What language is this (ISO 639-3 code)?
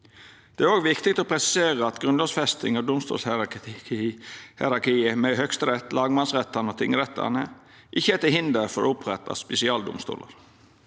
nor